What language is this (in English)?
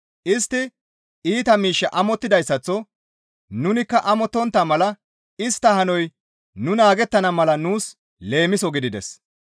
Gamo